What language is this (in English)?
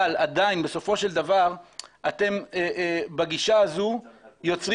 Hebrew